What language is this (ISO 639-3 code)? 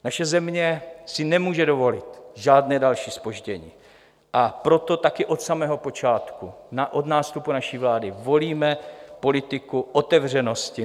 ces